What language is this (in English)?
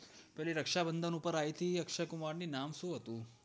Gujarati